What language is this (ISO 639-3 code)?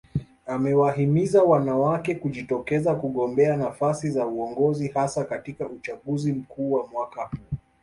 swa